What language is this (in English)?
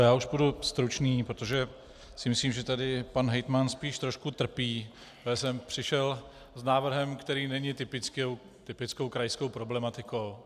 Czech